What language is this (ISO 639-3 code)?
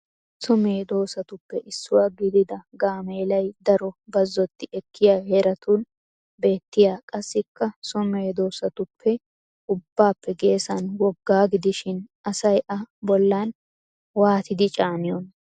wal